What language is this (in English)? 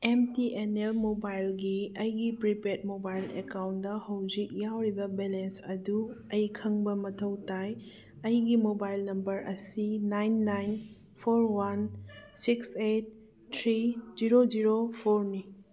Manipuri